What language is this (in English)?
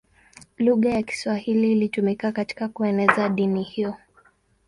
Swahili